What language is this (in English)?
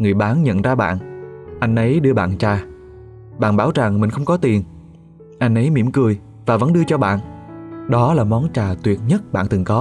Vietnamese